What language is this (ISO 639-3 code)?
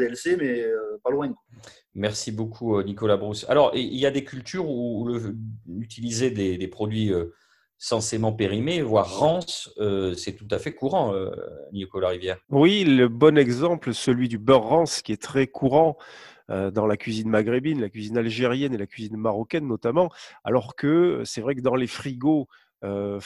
fra